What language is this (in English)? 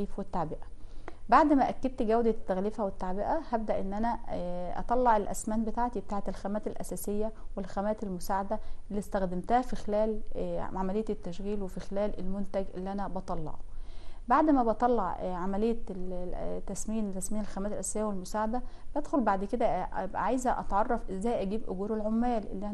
Arabic